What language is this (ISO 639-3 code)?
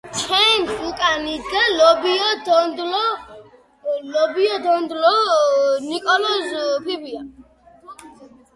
kat